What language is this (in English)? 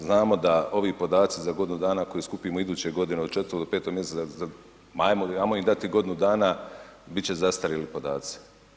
Croatian